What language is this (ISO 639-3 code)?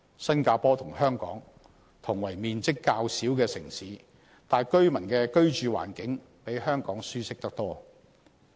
yue